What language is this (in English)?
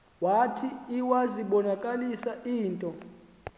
Xhosa